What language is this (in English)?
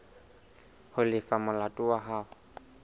Southern Sotho